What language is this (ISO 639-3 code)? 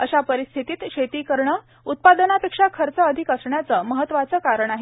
mar